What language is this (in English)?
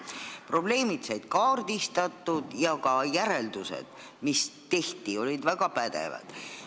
Estonian